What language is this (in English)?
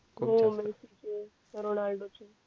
Marathi